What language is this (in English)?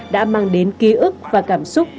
Vietnamese